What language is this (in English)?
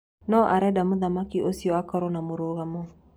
Kikuyu